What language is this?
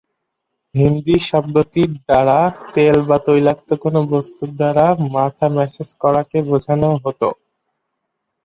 Bangla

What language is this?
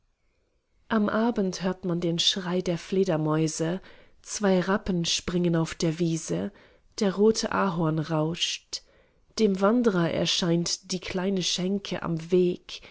German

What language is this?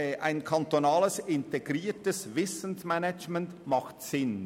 Swiss German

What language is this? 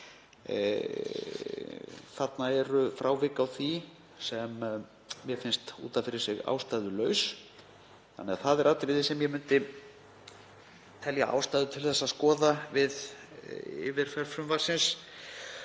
Icelandic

